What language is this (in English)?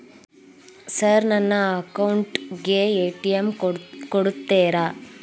Kannada